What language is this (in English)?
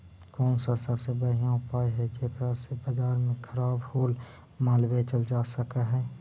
Magahi